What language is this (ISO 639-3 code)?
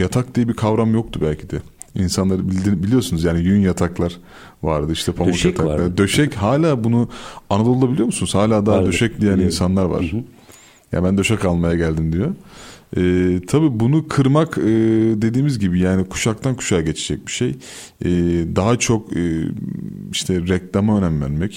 tur